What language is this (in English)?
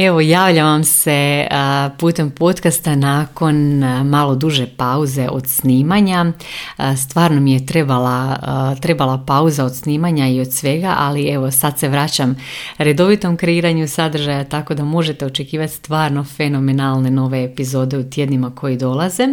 Croatian